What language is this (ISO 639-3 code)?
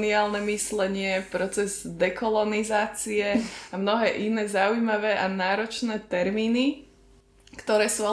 slk